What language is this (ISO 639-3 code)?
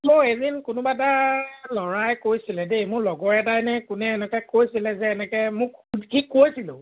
asm